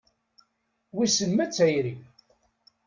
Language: Kabyle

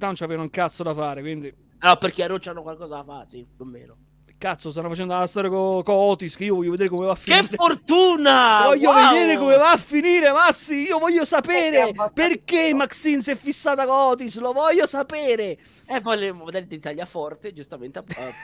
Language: Italian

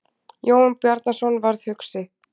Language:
Icelandic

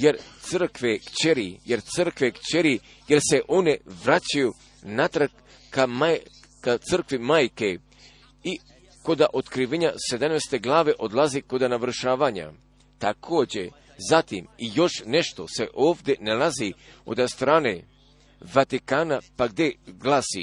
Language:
Croatian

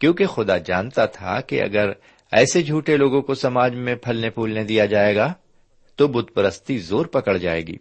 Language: Urdu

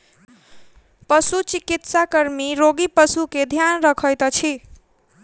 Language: Maithili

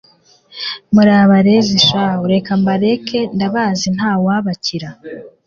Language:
Kinyarwanda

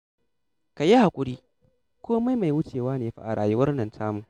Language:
Hausa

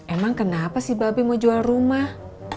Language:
Indonesian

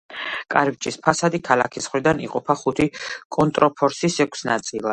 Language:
Georgian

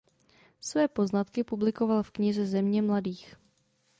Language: Czech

